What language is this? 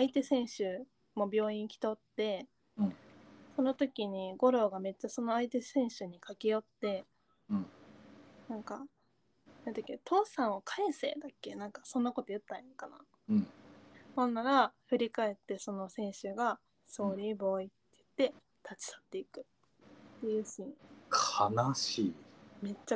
Japanese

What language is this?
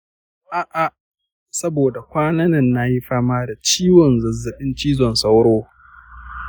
Hausa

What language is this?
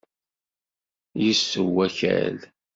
Kabyle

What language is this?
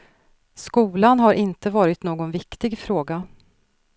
Swedish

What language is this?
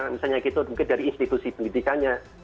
Indonesian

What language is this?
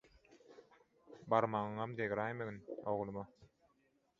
Turkmen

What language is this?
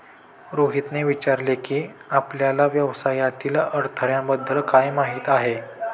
Marathi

